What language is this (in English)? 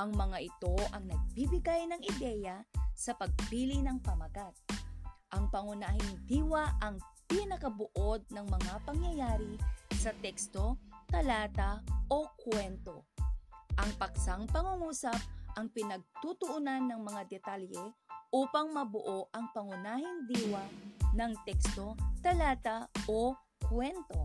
Filipino